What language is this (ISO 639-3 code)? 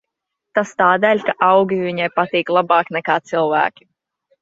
lav